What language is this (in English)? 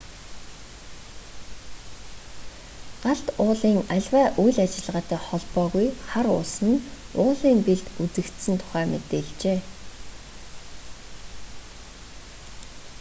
Mongolian